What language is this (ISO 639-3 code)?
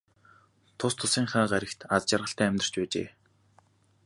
mon